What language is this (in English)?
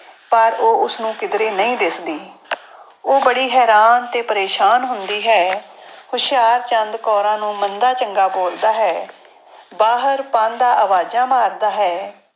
Punjabi